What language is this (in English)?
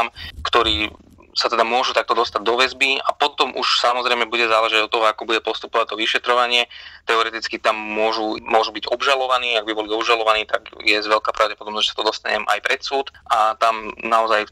Slovak